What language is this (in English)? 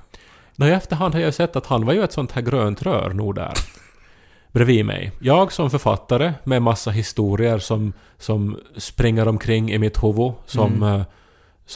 Swedish